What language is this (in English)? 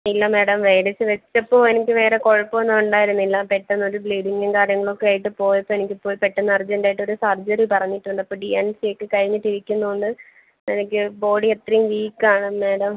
Malayalam